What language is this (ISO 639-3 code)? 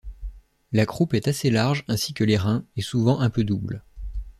fra